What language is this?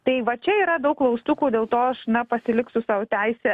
Lithuanian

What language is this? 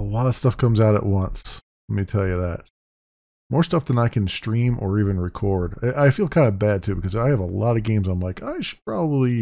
English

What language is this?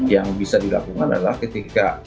Indonesian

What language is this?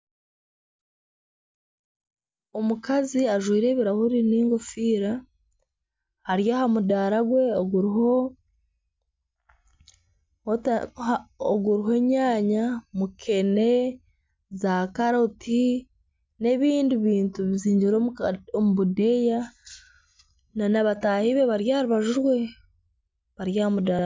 Nyankole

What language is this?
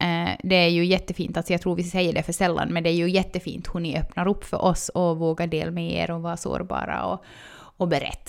Swedish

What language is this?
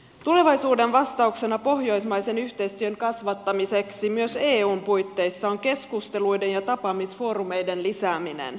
Finnish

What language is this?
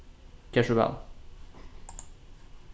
Faroese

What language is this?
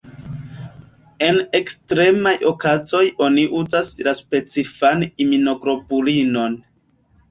Esperanto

